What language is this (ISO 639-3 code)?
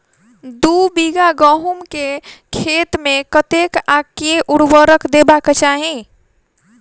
mai